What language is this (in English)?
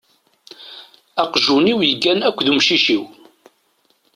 Kabyle